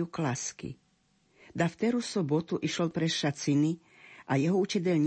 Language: Slovak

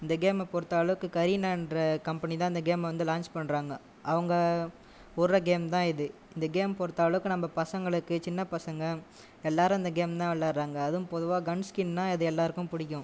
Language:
Tamil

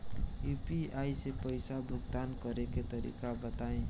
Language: Bhojpuri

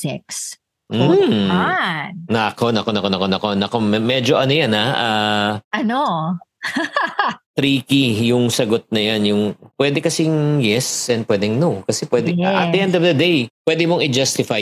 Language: Filipino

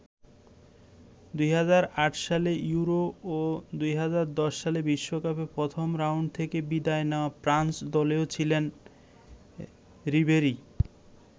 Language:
Bangla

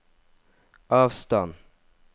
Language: Norwegian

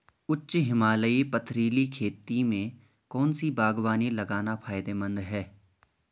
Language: Hindi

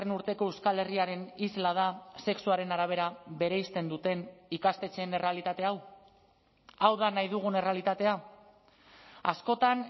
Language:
Basque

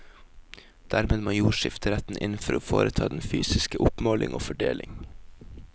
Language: Norwegian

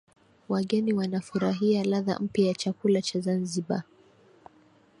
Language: Swahili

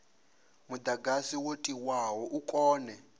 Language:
Venda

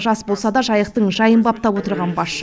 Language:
Kazakh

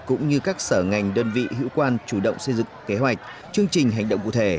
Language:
Vietnamese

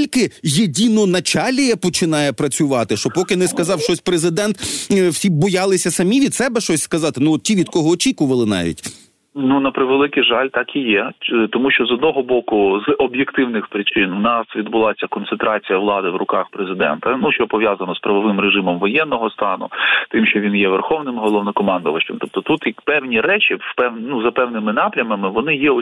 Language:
Ukrainian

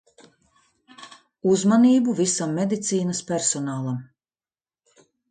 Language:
Latvian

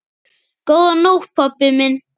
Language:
Icelandic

